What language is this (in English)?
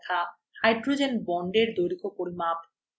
Bangla